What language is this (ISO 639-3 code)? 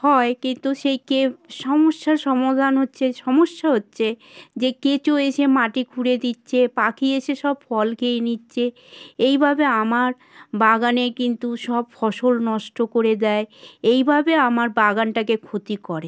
ben